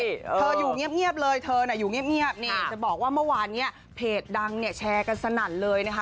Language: Thai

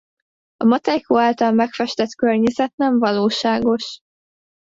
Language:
Hungarian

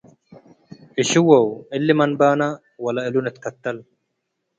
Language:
Tigre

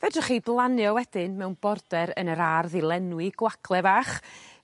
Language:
Welsh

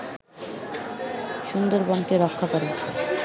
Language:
Bangla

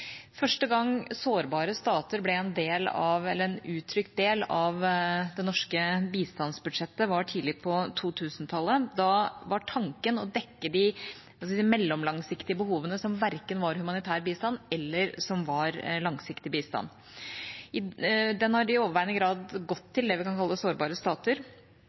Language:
Norwegian Bokmål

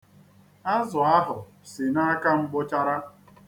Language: Igbo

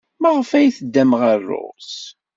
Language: Kabyle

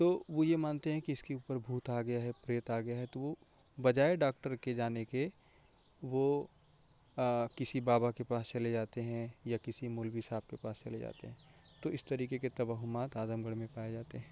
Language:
Urdu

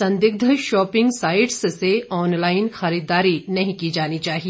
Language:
Hindi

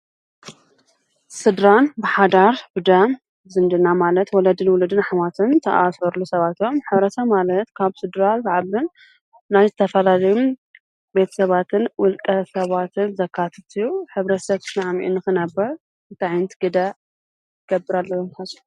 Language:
Tigrinya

